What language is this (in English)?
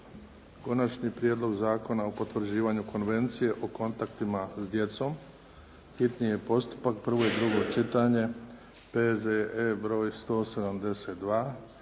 Croatian